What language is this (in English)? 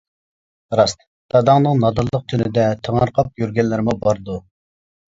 Uyghur